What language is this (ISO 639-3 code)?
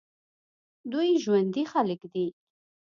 pus